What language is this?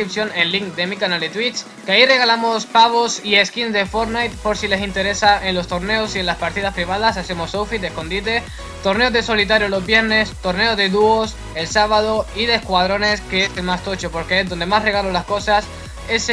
Spanish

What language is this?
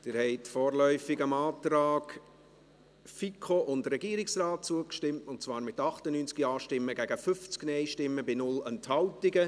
Swiss German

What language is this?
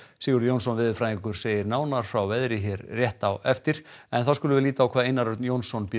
Icelandic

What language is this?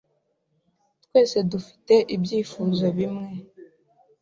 Kinyarwanda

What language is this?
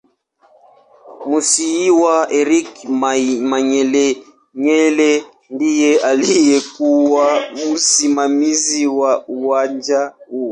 Swahili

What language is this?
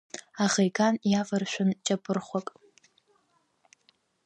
Abkhazian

